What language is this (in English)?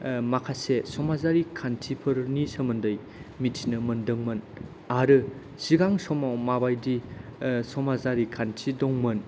Bodo